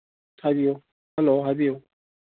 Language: Manipuri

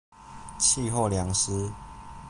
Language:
Chinese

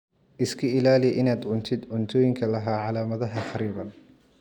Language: Somali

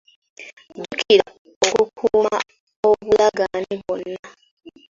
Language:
Ganda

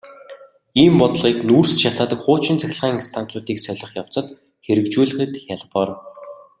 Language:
Mongolian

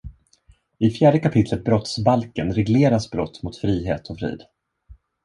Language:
Swedish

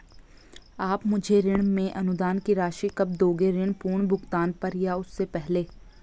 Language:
Hindi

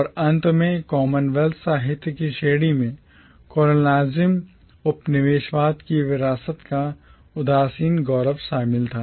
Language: Hindi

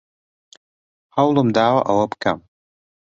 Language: Central Kurdish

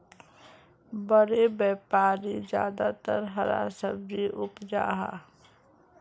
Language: Magahi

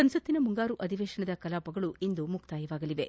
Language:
Kannada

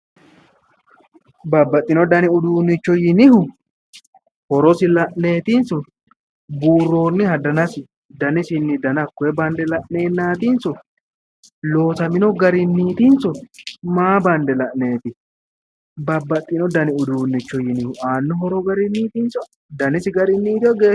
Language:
Sidamo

